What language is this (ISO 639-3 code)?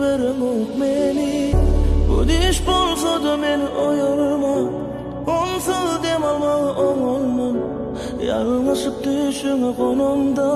tur